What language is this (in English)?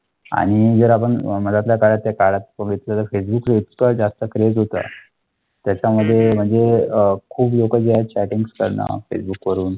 Marathi